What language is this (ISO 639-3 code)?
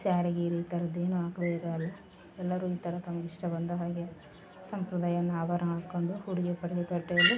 kan